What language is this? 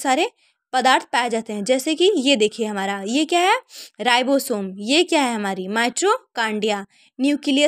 Hindi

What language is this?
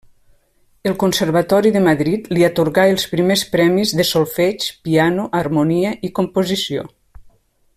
Catalan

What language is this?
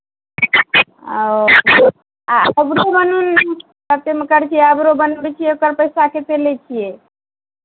Maithili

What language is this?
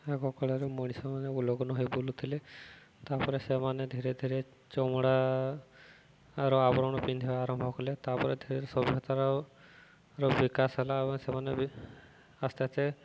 Odia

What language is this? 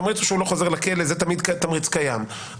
Hebrew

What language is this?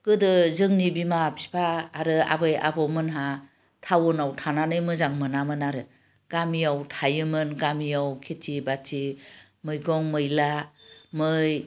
Bodo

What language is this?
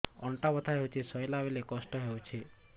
Odia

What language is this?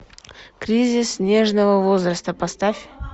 Russian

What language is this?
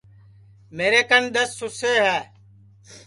Sansi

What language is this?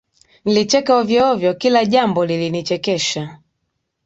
Swahili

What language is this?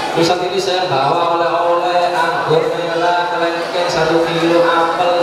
Indonesian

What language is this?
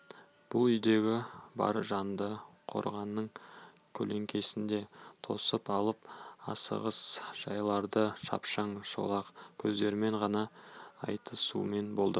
Kazakh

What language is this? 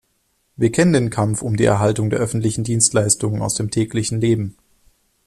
German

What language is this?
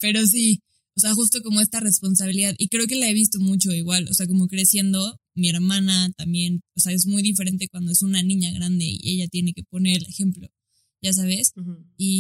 Spanish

